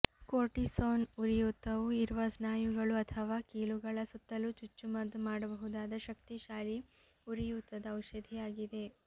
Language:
Kannada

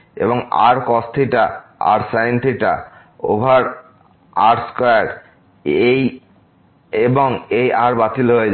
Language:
Bangla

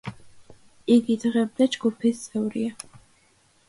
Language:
Georgian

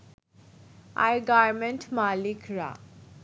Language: Bangla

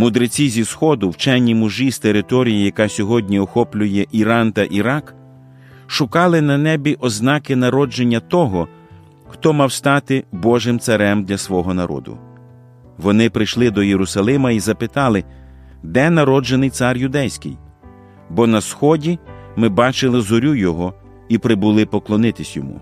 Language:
Ukrainian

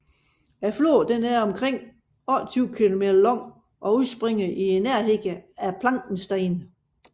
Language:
Danish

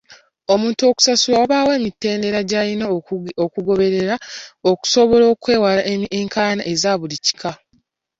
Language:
Ganda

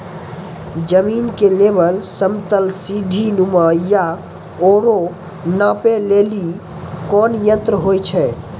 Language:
Maithili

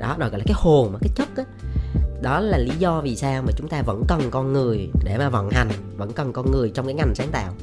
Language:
Vietnamese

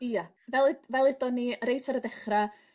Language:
Welsh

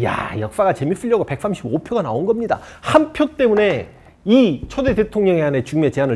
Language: Korean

